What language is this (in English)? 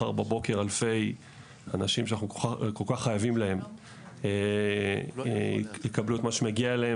Hebrew